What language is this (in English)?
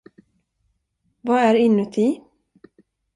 Swedish